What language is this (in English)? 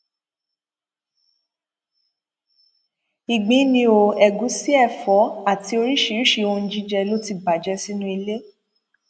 Yoruba